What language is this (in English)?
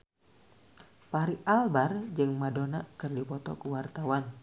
Sundanese